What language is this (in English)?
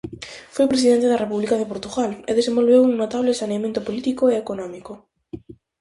Galician